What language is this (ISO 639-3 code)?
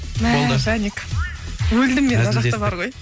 kaz